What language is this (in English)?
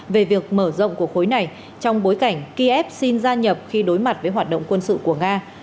Vietnamese